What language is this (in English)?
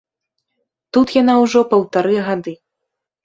Belarusian